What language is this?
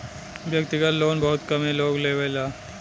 Bhojpuri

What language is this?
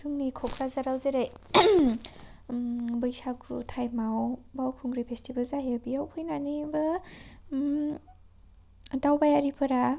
Bodo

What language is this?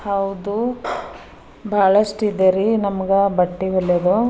Kannada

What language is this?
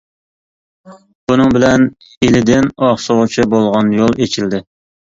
Uyghur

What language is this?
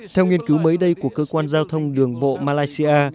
Vietnamese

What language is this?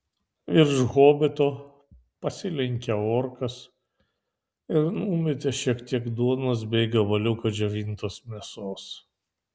Lithuanian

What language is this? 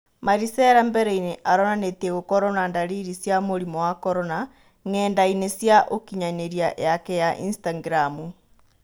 Kikuyu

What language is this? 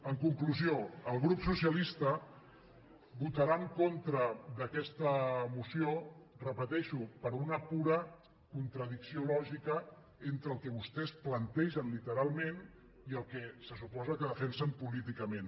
Catalan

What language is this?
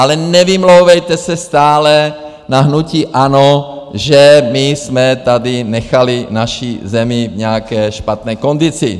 Czech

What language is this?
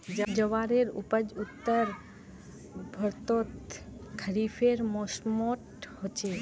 Magahi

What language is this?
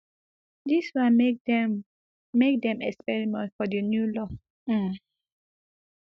Nigerian Pidgin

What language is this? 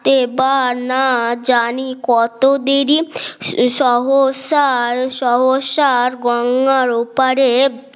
Bangla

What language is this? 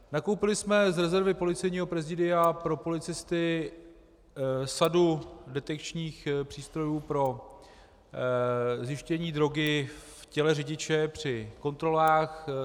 Czech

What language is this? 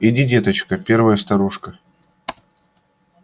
Russian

